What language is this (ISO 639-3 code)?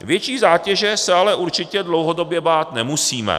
ces